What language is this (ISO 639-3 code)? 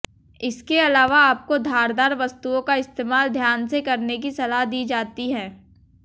hin